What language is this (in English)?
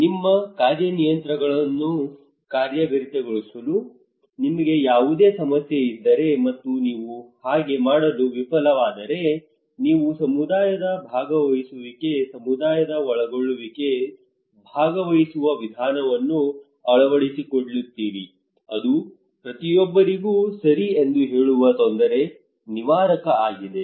Kannada